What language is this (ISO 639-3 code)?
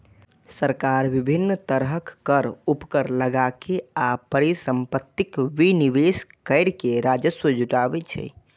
mai